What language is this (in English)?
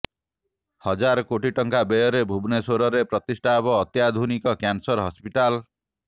Odia